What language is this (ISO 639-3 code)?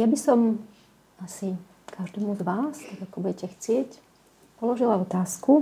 slk